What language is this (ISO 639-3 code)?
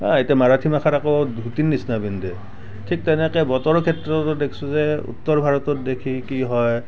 asm